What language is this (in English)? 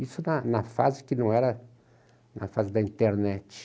Portuguese